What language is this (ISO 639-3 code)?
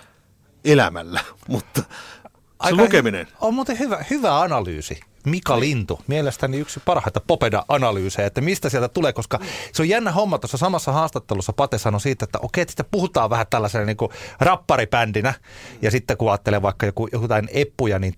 fin